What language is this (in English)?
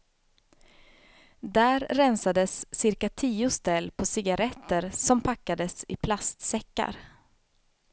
Swedish